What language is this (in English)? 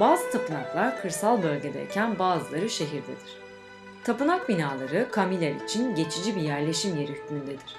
Turkish